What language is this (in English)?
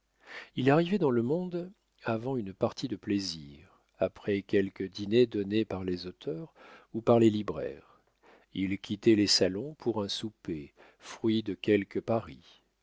French